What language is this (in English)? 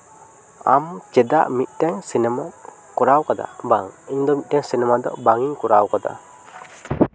Santali